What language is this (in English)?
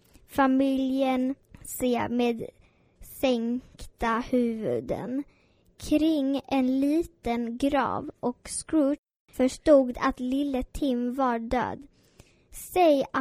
Swedish